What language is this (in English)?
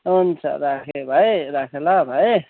Nepali